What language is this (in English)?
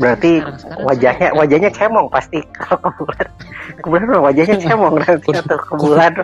Indonesian